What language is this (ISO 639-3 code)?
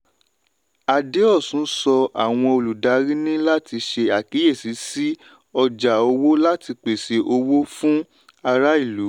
yor